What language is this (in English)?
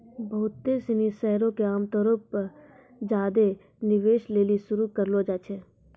Maithili